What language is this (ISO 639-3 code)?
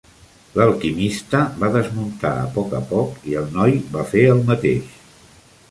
cat